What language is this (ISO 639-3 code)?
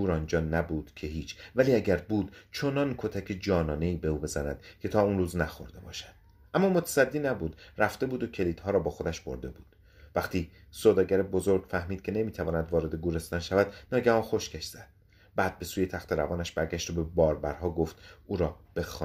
fas